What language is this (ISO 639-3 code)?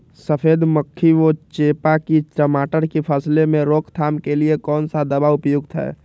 mag